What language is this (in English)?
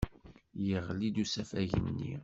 Kabyle